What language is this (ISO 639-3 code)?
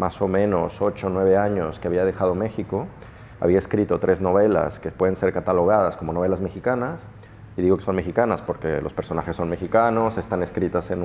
spa